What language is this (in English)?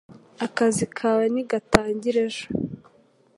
Kinyarwanda